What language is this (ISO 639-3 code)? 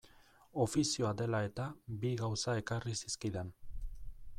eus